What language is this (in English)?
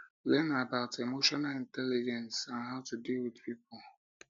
Nigerian Pidgin